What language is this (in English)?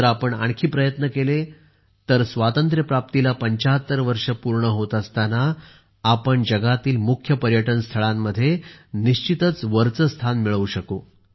Marathi